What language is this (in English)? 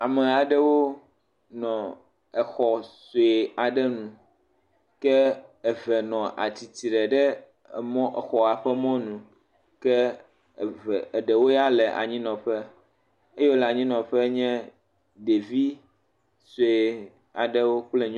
Ewe